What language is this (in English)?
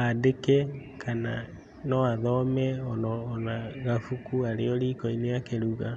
Kikuyu